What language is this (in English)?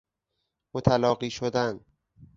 Persian